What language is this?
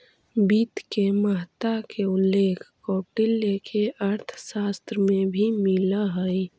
Magahi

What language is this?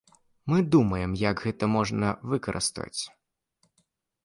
Belarusian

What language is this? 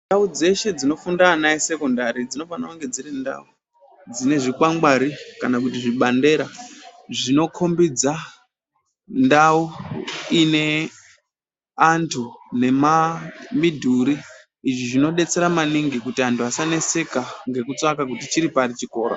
Ndau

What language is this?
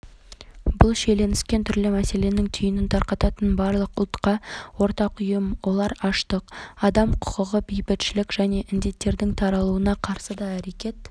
Kazakh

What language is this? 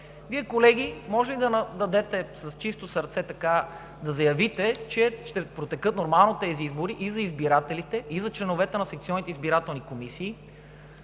Bulgarian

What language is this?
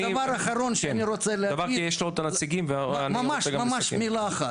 Hebrew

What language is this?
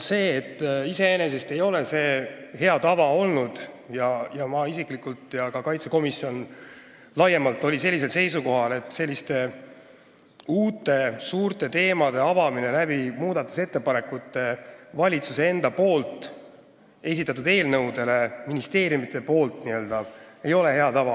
Estonian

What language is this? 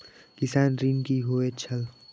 Maithili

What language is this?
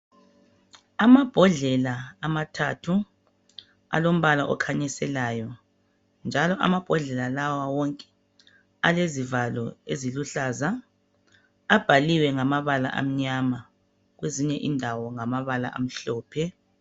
North Ndebele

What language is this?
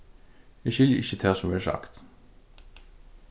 Faroese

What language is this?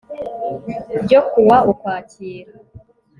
Kinyarwanda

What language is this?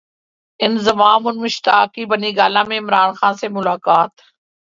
Urdu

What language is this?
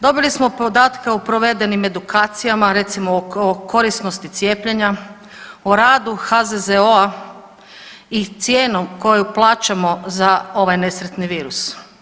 Croatian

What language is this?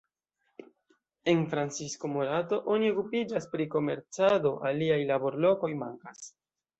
Esperanto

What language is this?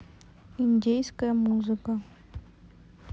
Russian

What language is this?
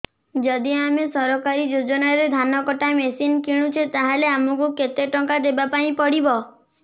Odia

